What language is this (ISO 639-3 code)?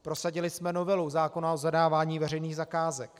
ces